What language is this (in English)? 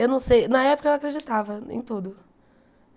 Portuguese